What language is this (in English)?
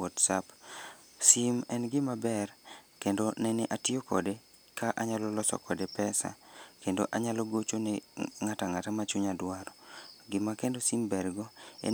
Luo (Kenya and Tanzania)